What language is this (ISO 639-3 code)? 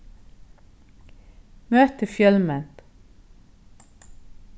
fao